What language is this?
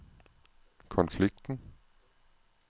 Danish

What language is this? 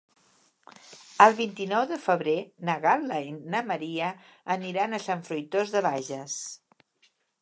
Catalan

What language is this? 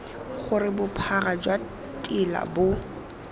Tswana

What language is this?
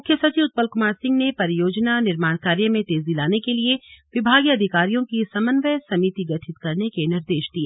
Hindi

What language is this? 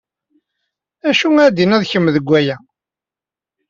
Kabyle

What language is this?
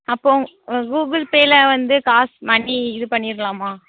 Tamil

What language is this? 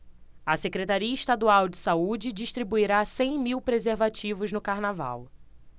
Portuguese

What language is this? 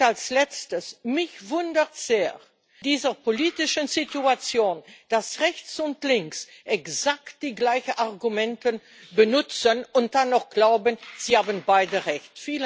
German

